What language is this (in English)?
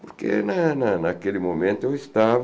Portuguese